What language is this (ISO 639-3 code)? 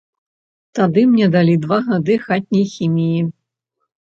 bel